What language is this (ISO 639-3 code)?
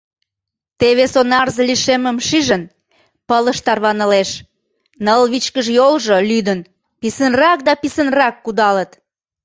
chm